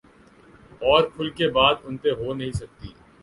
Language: Urdu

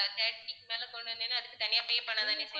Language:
Tamil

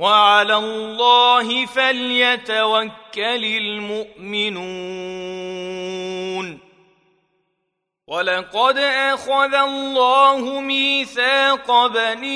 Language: Arabic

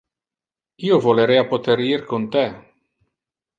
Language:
Interlingua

